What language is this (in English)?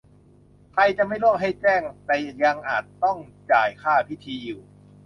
Thai